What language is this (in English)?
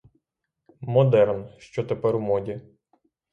Ukrainian